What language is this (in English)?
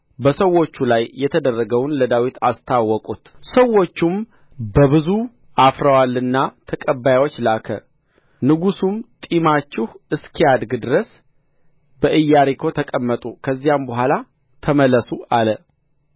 Amharic